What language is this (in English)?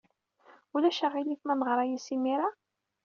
Kabyle